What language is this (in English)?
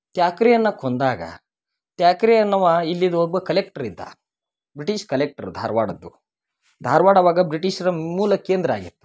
Kannada